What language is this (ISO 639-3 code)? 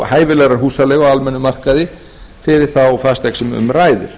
isl